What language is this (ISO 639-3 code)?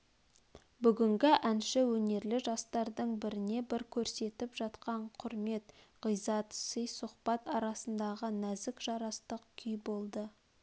kaz